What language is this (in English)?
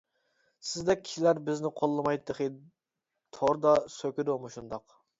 Uyghur